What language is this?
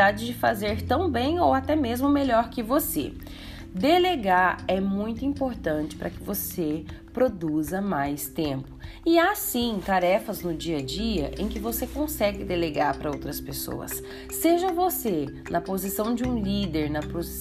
Portuguese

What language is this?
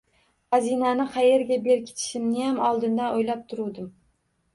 Uzbek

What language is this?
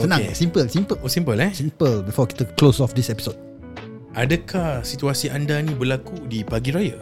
Malay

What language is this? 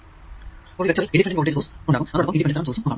Malayalam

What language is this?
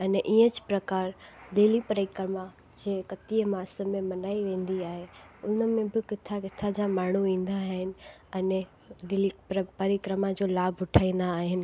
Sindhi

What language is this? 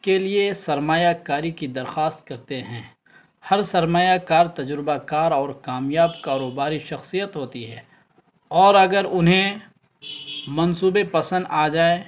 Urdu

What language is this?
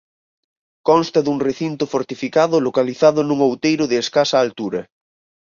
Galician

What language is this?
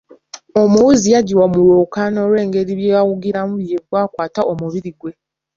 Ganda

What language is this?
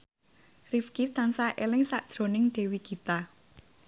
Javanese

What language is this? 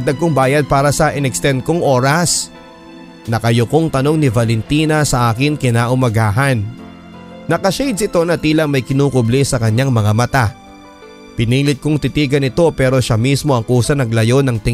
Filipino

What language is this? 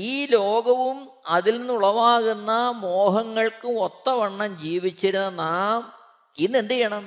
Malayalam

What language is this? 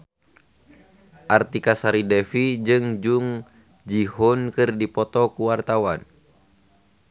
Sundanese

